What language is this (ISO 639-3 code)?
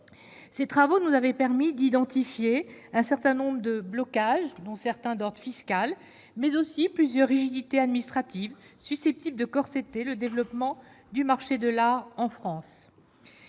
fra